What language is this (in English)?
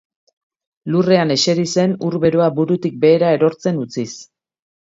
Basque